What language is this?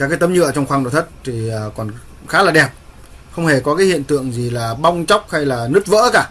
Vietnamese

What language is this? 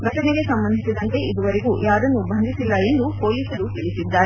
Kannada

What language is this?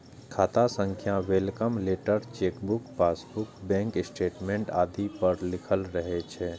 Maithili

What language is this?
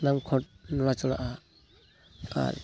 Santali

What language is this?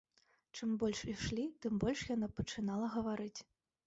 Belarusian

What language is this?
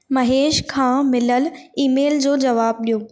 Sindhi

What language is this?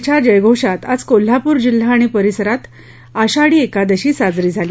Marathi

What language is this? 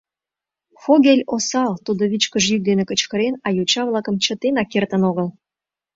Mari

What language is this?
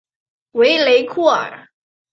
Chinese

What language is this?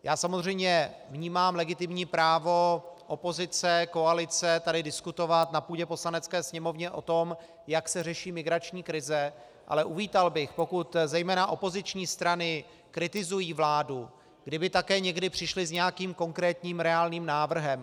Czech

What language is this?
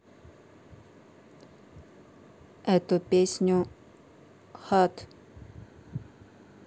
Russian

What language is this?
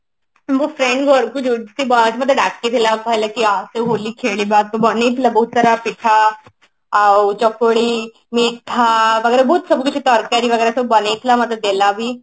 Odia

